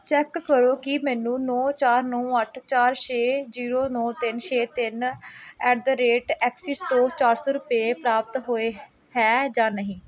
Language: Punjabi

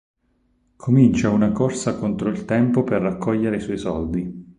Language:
Italian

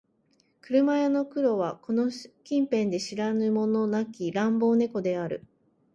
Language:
Japanese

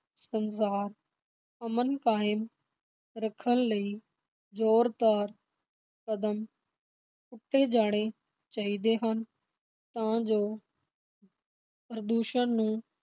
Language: Punjabi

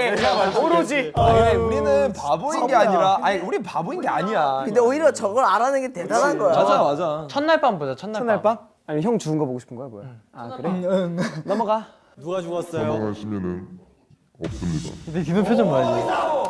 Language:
Korean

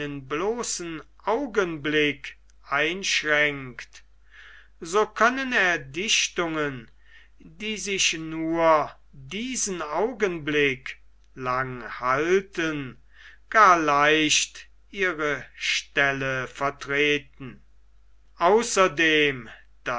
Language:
German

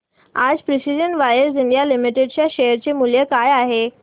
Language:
Marathi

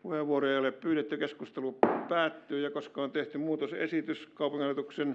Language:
Finnish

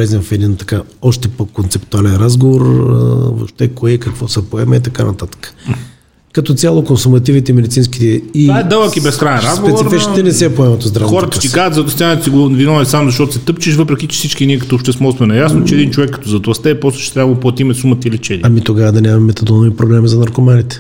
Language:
Bulgarian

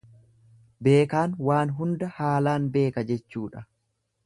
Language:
Oromo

